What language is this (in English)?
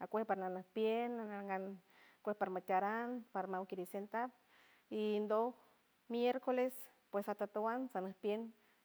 San Francisco Del Mar Huave